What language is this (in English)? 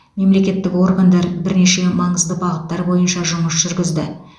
Kazakh